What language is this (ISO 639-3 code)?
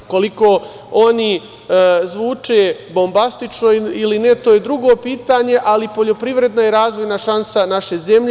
srp